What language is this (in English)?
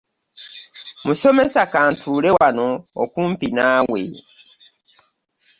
Ganda